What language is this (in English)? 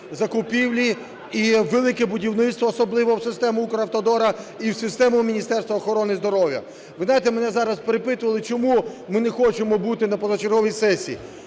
Ukrainian